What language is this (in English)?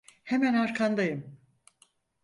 Turkish